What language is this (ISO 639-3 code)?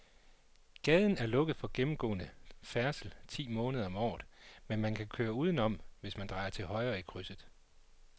dan